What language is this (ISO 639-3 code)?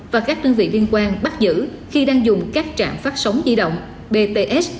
vie